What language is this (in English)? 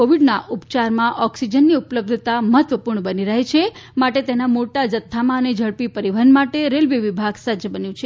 Gujarati